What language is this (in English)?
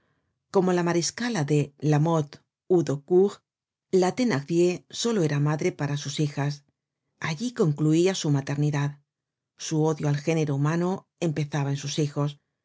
Spanish